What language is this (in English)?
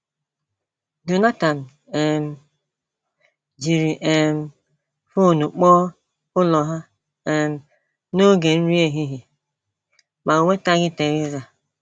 Igbo